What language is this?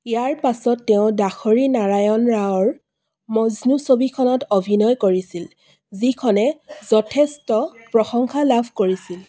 Assamese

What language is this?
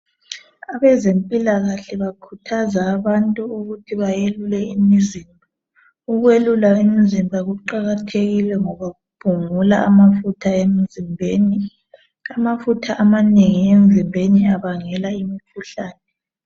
North Ndebele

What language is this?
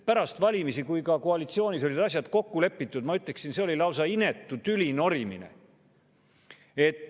Estonian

